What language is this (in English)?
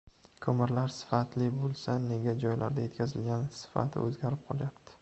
Uzbek